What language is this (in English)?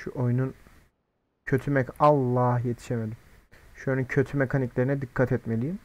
Turkish